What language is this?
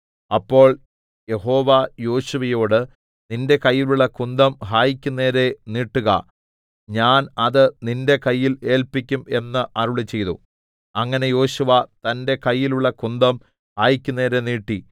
Malayalam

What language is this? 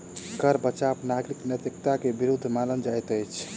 Maithili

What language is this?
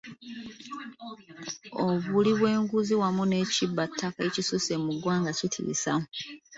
Ganda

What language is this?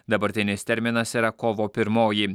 Lithuanian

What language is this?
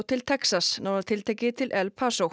Icelandic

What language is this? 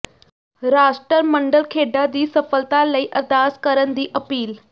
Punjabi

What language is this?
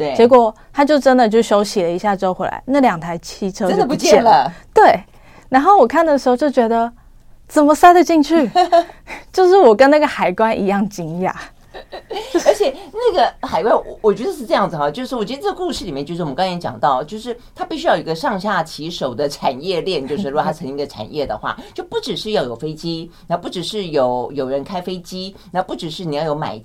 Chinese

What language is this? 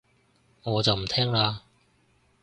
Cantonese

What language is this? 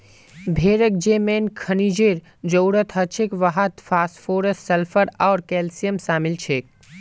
Magahi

